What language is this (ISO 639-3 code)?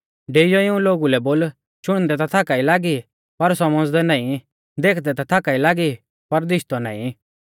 bfz